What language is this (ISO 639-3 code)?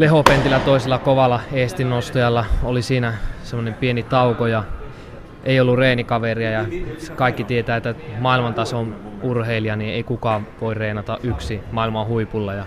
fin